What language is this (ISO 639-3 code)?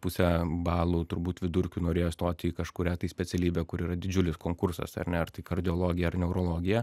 lit